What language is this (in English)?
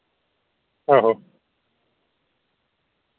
Dogri